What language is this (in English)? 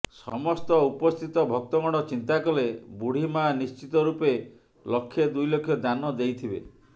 Odia